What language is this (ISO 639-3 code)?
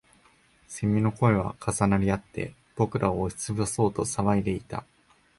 jpn